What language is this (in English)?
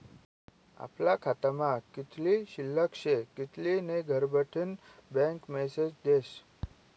Marathi